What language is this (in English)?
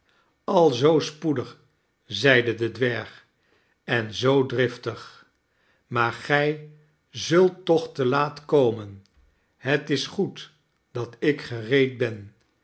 Dutch